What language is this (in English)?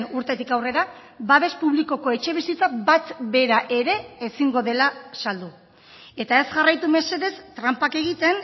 Basque